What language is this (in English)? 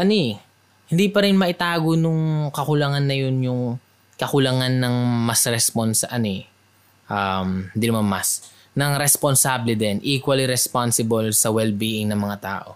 Filipino